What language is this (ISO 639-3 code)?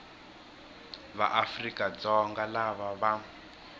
tso